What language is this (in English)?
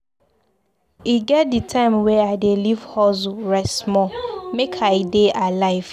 Nigerian Pidgin